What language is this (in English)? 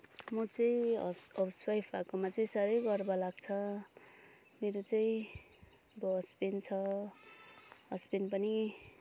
Nepali